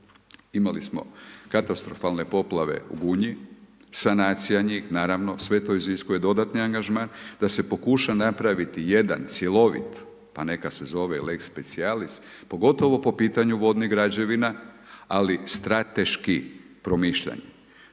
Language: Croatian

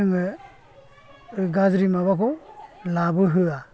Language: Bodo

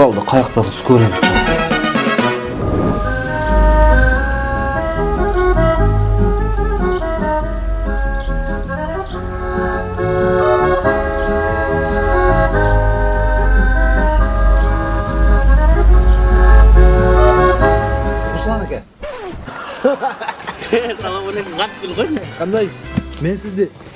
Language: Turkish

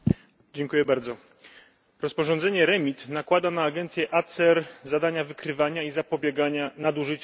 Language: Polish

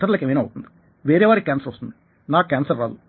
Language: Telugu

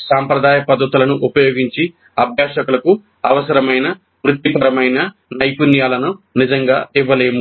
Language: Telugu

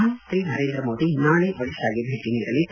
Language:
Kannada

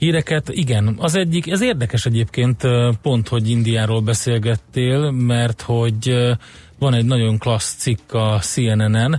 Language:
Hungarian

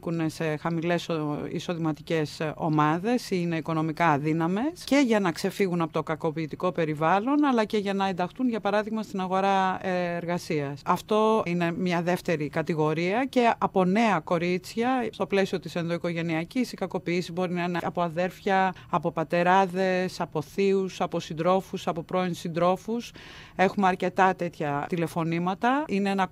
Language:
Greek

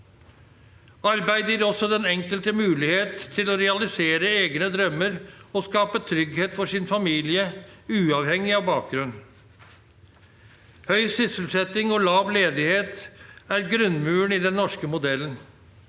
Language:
Norwegian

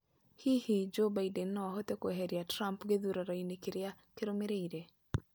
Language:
Kikuyu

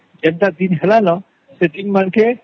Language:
Odia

